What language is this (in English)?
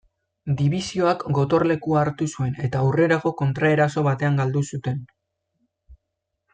Basque